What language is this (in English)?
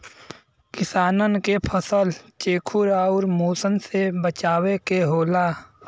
Bhojpuri